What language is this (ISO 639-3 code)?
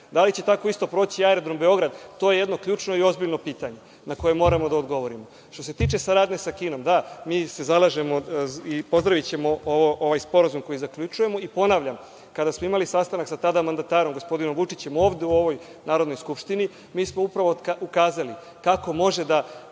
srp